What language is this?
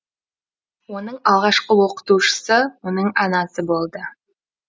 Kazakh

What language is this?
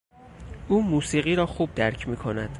Persian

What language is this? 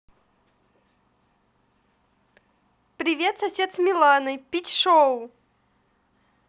Russian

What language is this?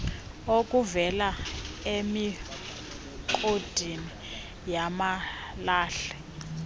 Xhosa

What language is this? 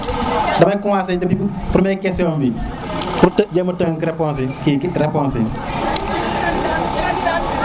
Serer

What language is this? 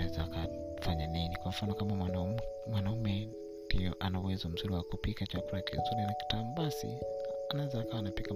Swahili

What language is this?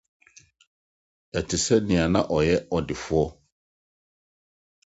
Akan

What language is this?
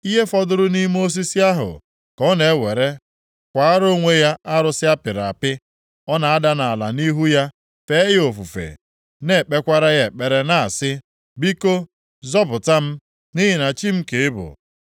Igbo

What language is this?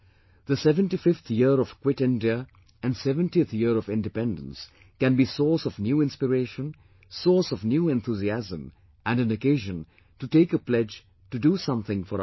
English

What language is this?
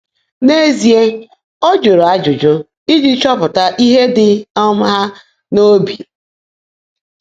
Igbo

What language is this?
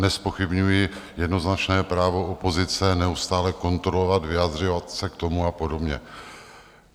Czech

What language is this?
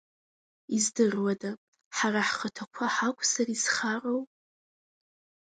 Abkhazian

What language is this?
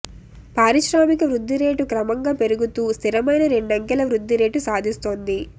Telugu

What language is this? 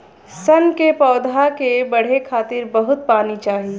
Bhojpuri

